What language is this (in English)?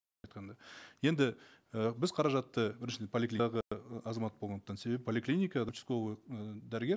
Kazakh